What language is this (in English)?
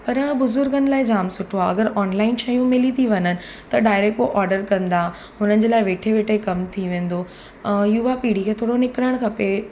Sindhi